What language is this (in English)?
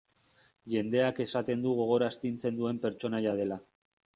Basque